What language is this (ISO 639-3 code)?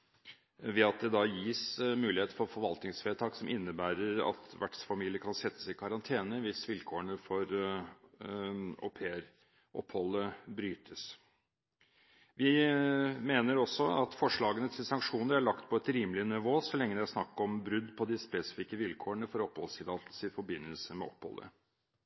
nob